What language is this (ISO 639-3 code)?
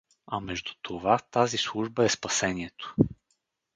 bul